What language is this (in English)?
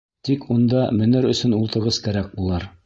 Bashkir